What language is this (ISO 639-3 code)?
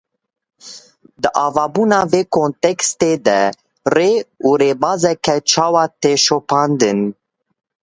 kur